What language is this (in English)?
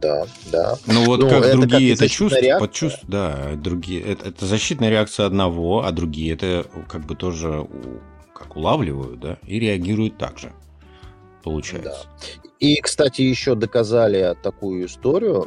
Russian